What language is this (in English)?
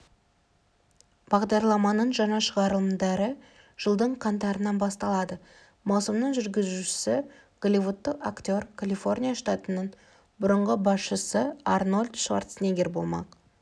Kazakh